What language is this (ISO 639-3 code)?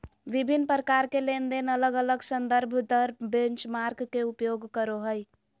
mag